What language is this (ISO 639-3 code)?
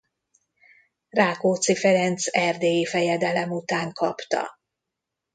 hun